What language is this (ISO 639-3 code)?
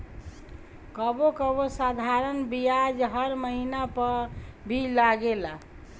bho